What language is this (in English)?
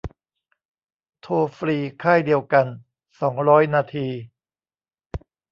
Thai